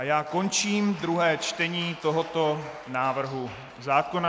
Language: Czech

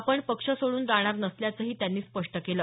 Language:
Marathi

